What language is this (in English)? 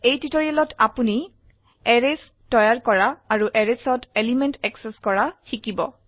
Assamese